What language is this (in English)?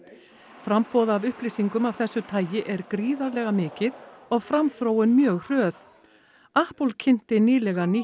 Icelandic